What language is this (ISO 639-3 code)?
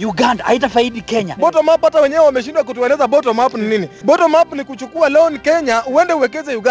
swa